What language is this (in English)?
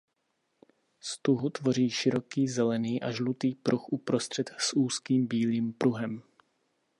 Czech